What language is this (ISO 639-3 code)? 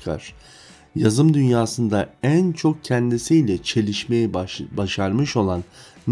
tur